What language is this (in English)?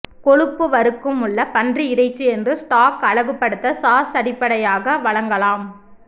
Tamil